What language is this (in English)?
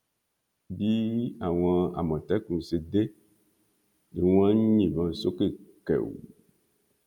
Yoruba